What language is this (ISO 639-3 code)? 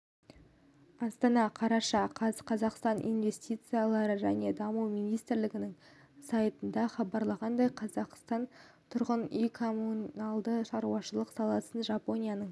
kaz